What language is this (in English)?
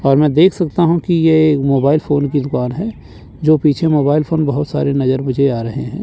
Hindi